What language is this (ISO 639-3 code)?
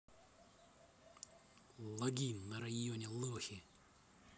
rus